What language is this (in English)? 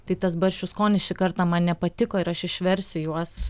Lithuanian